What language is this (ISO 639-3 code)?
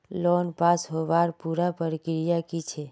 mag